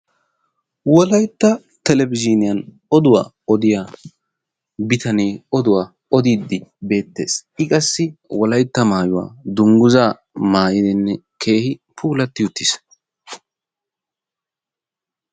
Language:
Wolaytta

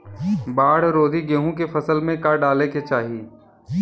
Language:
Bhojpuri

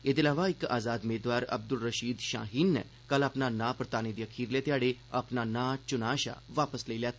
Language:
Dogri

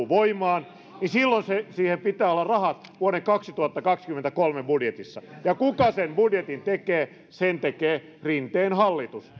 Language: Finnish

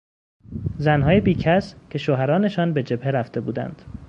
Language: Persian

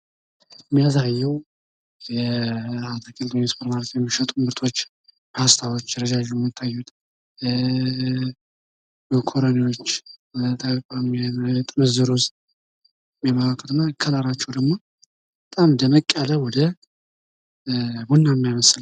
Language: Amharic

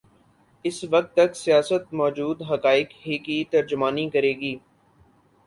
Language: Urdu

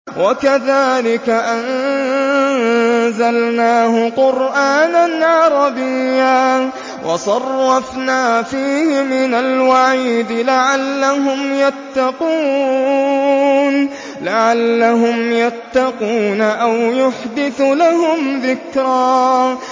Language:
Arabic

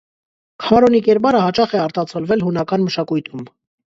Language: Armenian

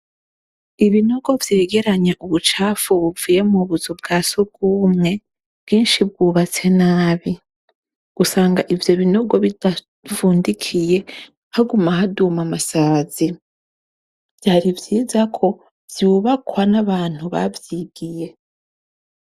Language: Rundi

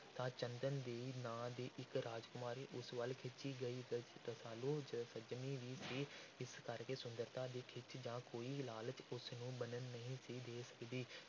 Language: Punjabi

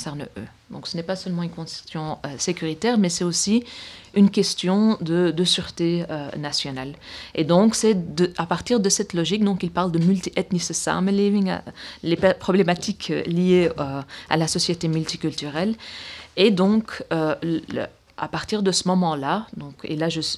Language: French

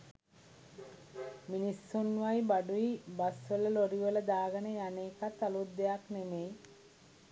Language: Sinhala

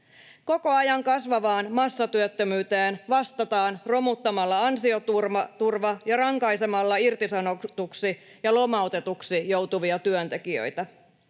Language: Finnish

